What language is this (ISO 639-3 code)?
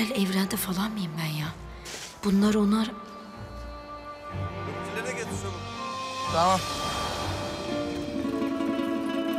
tur